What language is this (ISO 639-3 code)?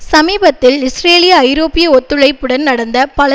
tam